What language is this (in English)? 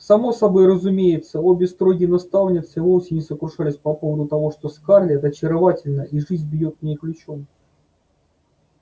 Russian